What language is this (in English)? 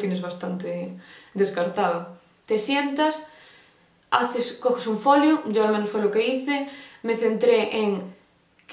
Spanish